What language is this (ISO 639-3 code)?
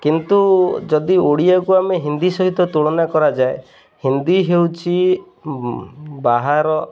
ori